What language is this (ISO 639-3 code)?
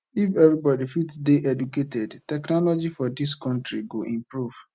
pcm